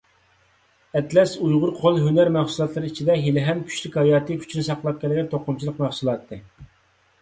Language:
Uyghur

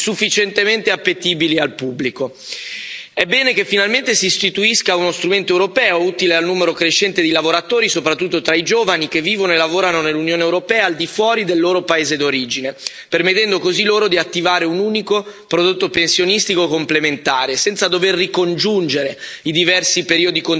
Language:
Italian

